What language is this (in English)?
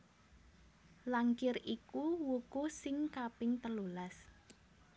Javanese